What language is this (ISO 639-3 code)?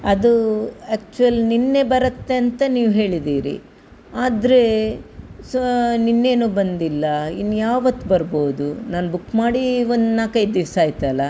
kan